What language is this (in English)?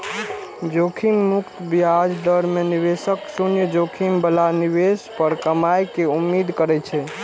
Maithili